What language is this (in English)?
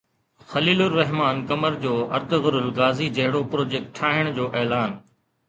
Sindhi